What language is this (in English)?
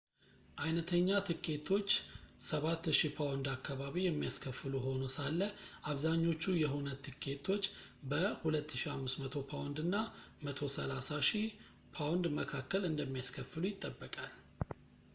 Amharic